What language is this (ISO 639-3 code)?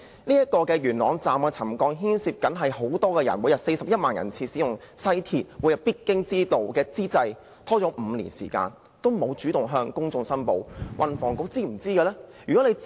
yue